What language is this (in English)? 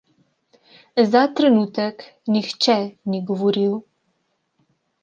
Slovenian